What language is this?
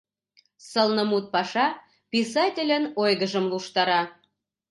Mari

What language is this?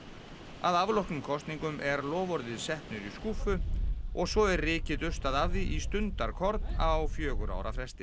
Icelandic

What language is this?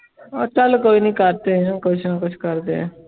Punjabi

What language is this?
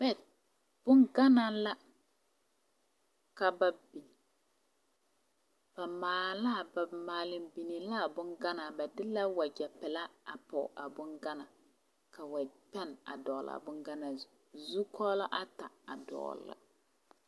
Southern Dagaare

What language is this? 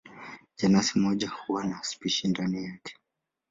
Swahili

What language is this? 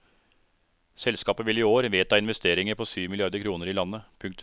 Norwegian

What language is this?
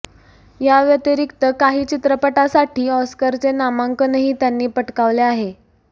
Marathi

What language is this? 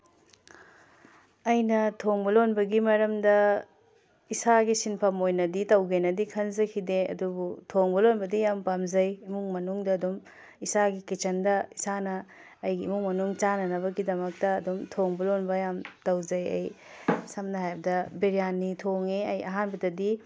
Manipuri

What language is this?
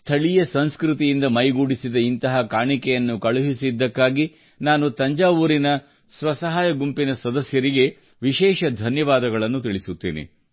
Kannada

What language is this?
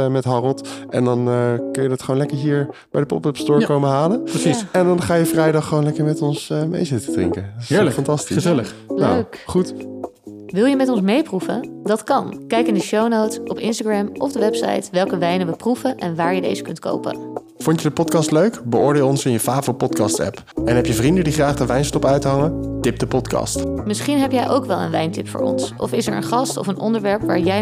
Dutch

